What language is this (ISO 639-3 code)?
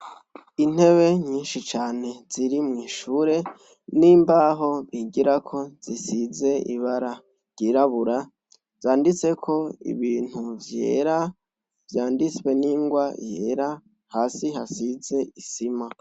run